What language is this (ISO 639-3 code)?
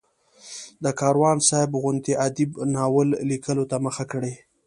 pus